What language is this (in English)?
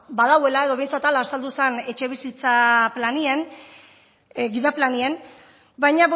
Basque